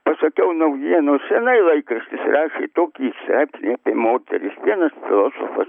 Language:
Lithuanian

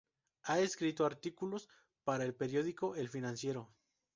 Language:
Spanish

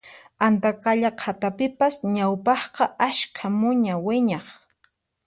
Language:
Puno Quechua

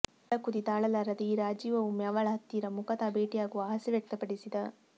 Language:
Kannada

